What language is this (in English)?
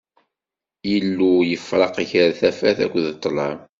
Kabyle